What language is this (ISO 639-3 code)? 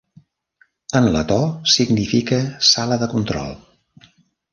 cat